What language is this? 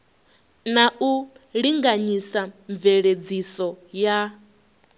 Venda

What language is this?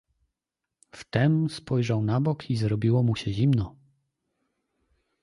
Polish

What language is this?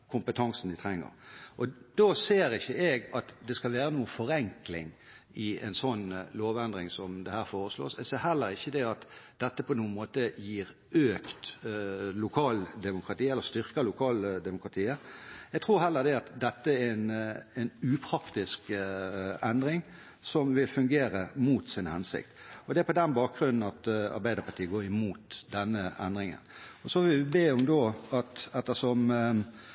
Norwegian Bokmål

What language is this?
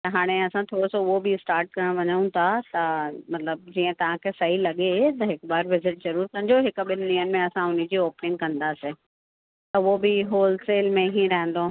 Sindhi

